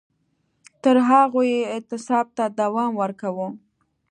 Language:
Pashto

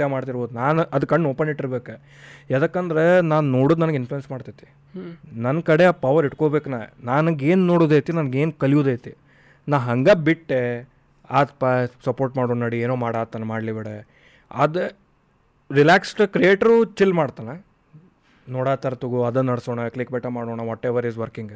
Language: Kannada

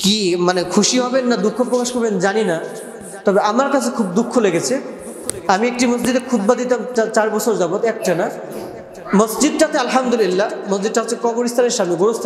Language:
Arabic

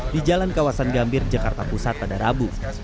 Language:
Indonesian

